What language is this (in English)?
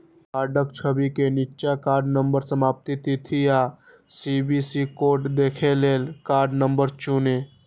Maithili